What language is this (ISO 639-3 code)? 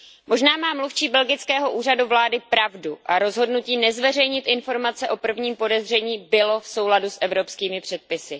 ces